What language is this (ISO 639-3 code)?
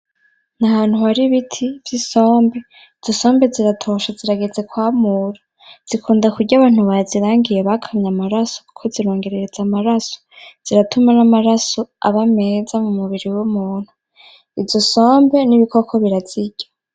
run